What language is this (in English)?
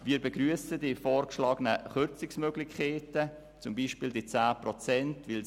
Swiss German